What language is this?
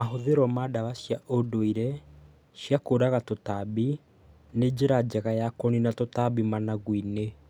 Kikuyu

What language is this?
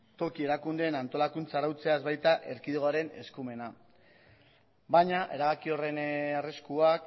Basque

